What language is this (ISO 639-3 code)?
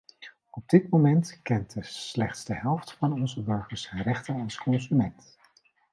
nld